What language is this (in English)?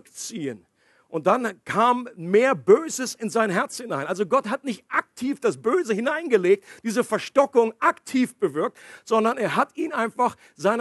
German